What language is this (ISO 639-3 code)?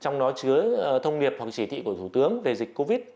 vie